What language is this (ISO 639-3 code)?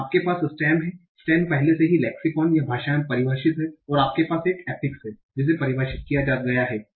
hin